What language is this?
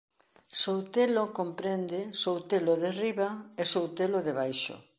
Galician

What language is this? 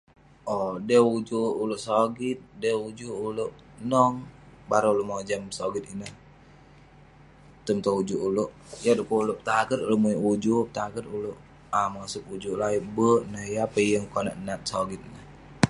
Western Penan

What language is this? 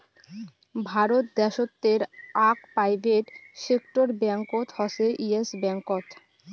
Bangla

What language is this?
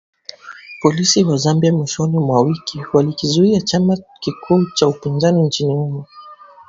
Swahili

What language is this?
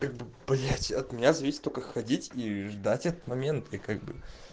Russian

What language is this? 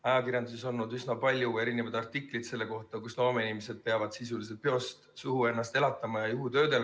Estonian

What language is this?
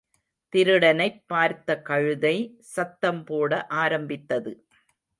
Tamil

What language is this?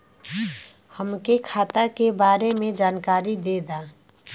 Bhojpuri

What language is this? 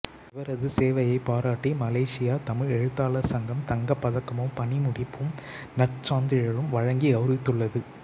Tamil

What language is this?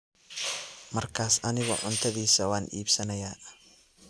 Somali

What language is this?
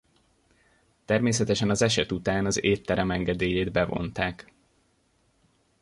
Hungarian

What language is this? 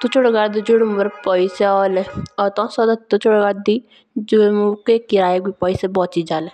Jaunsari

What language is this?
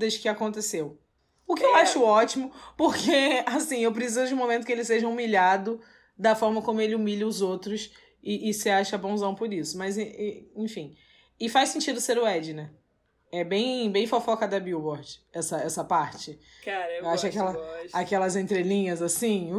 Portuguese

